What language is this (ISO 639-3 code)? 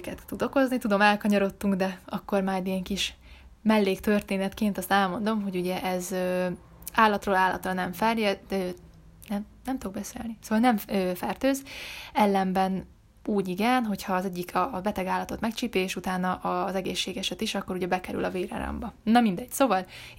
hun